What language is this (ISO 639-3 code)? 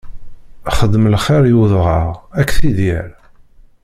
kab